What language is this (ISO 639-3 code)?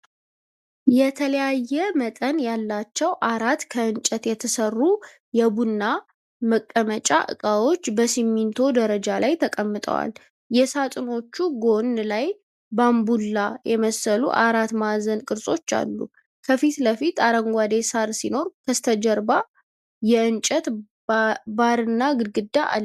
amh